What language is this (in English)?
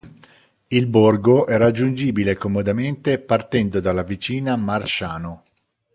Italian